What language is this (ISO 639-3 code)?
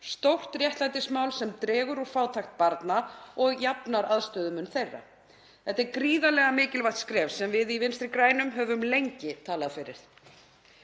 isl